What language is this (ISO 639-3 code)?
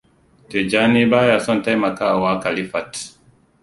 hau